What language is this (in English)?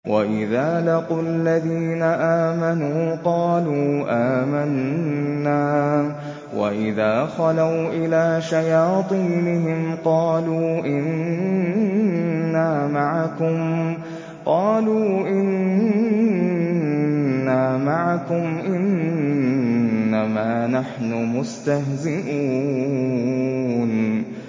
Arabic